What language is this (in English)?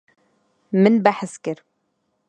Kurdish